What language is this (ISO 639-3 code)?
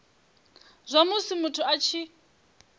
ven